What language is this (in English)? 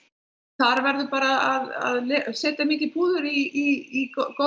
Icelandic